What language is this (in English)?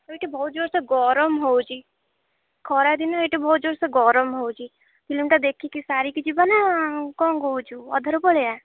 Odia